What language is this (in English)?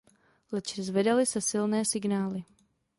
Czech